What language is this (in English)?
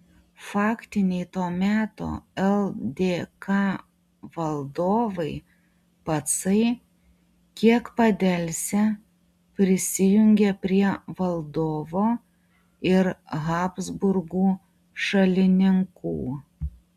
Lithuanian